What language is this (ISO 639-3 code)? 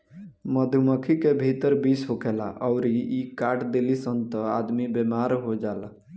bho